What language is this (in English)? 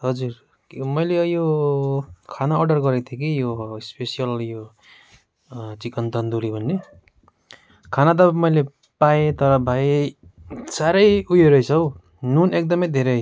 Nepali